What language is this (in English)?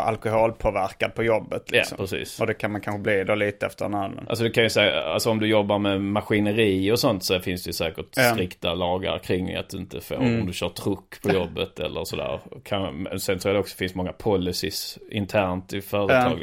Swedish